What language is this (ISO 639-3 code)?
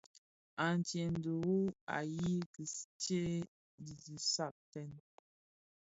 ksf